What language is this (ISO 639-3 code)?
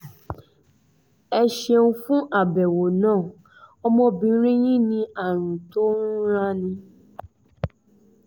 yor